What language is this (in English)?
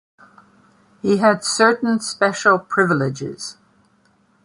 English